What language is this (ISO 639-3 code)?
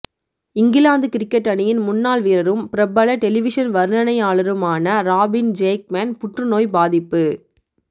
tam